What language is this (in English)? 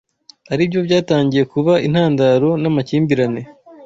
Kinyarwanda